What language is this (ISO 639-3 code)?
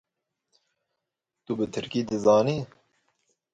kur